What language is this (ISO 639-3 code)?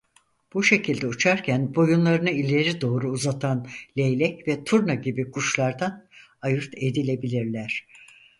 tur